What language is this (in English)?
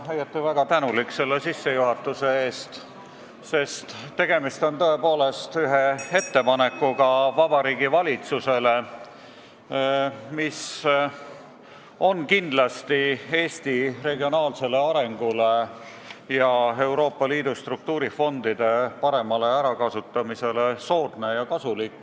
Estonian